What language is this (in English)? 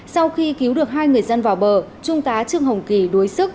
Vietnamese